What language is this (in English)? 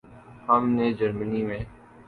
Urdu